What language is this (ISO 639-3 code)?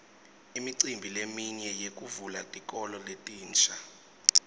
ssw